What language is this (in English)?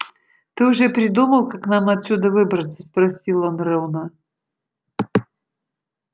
Russian